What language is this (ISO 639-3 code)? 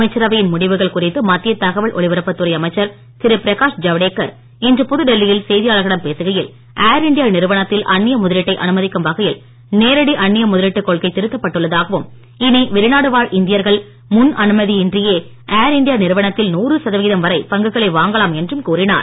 tam